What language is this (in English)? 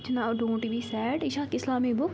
Kashmiri